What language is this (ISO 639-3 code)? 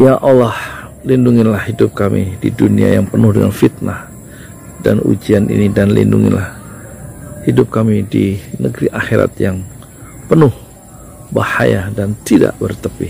ind